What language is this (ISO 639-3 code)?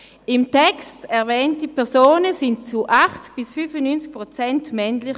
gsw